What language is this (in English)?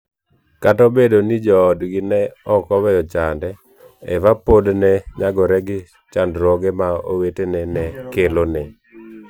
Luo (Kenya and Tanzania)